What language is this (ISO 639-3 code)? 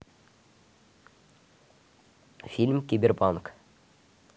rus